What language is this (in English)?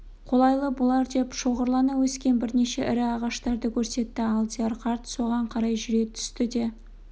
Kazakh